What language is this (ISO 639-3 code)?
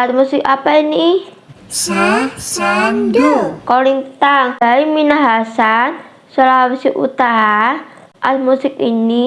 ind